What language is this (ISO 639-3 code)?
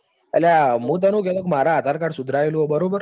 guj